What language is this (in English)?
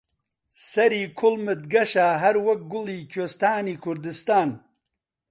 Central Kurdish